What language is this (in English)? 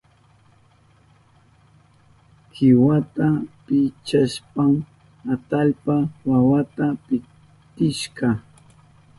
Southern Pastaza Quechua